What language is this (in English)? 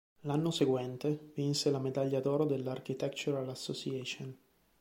Italian